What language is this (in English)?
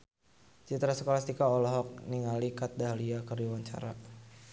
Sundanese